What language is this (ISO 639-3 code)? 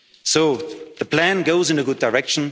eng